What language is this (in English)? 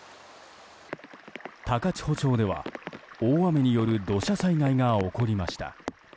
Japanese